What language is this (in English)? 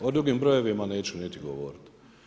Croatian